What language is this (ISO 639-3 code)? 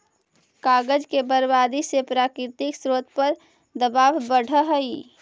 mag